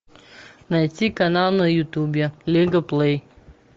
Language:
Russian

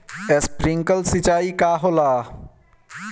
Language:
Bhojpuri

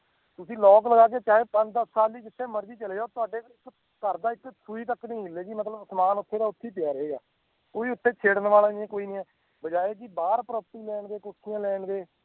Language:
Punjabi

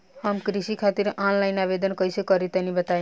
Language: Bhojpuri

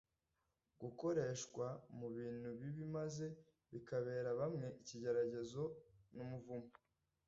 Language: Kinyarwanda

